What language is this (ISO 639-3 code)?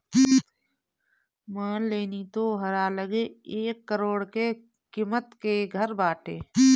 bho